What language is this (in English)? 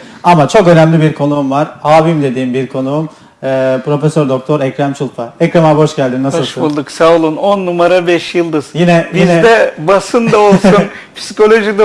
Turkish